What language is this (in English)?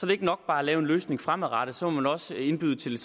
Danish